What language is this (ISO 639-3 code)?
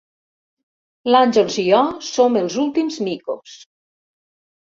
cat